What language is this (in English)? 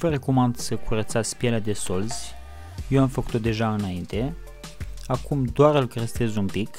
Romanian